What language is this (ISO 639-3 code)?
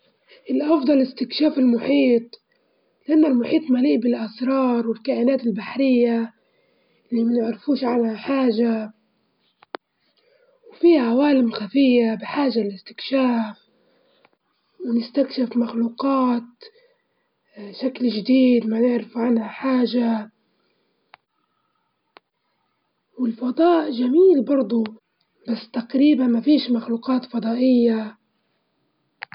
ayl